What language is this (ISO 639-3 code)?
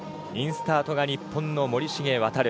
jpn